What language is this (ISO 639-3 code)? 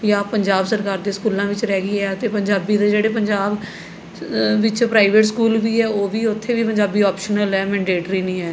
pan